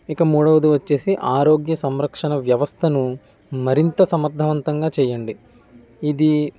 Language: Telugu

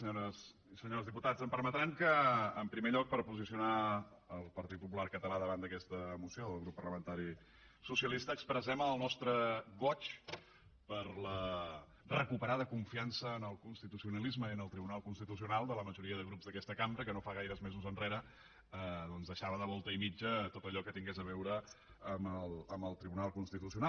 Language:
Catalan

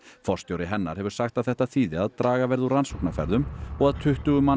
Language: Icelandic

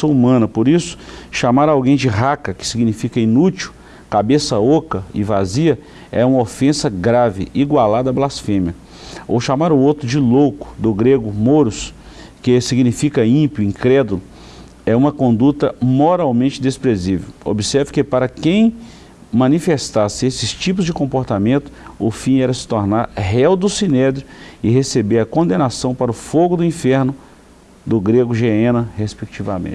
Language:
Portuguese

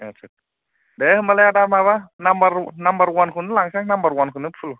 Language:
Bodo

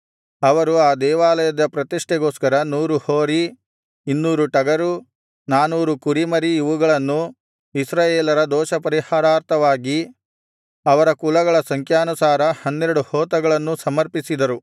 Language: Kannada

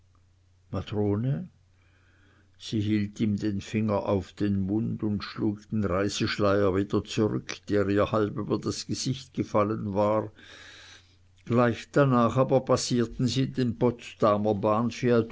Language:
German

